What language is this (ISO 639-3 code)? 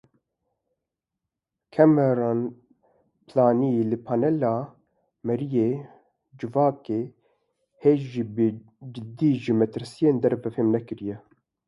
kur